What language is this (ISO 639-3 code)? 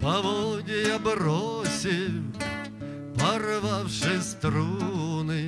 rus